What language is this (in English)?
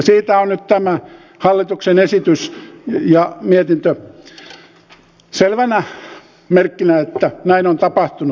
Finnish